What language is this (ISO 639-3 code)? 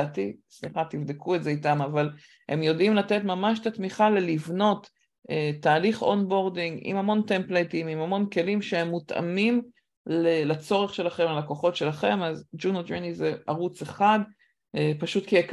heb